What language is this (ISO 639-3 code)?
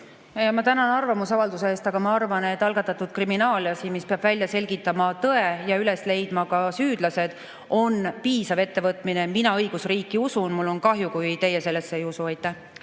est